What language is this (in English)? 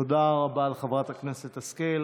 Hebrew